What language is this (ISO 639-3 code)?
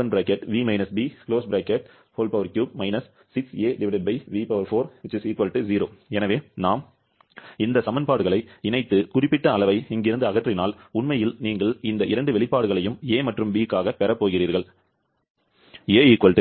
tam